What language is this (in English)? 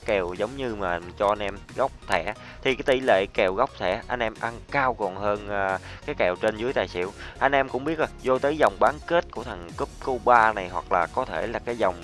Vietnamese